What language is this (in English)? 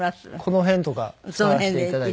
Japanese